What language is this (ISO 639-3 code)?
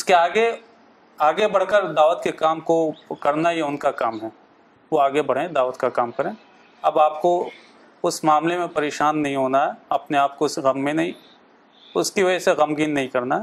urd